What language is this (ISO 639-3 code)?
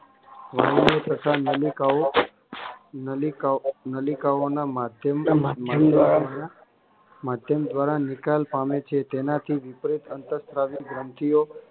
guj